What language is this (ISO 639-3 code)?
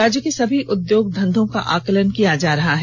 hin